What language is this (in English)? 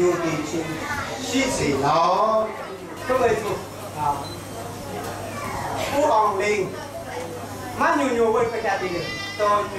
Romanian